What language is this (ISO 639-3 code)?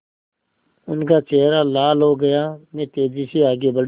hin